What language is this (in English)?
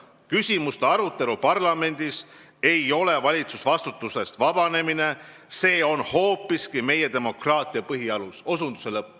Estonian